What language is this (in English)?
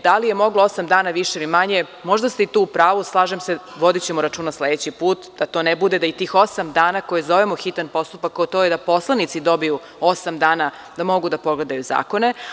Serbian